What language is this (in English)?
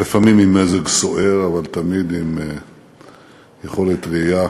Hebrew